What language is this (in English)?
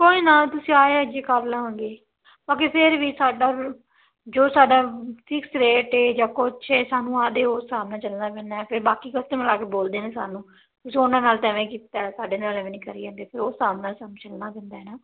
Punjabi